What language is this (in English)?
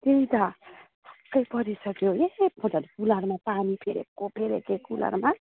Nepali